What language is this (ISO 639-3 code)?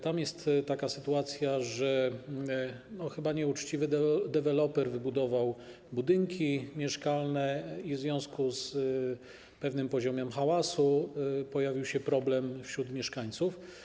pol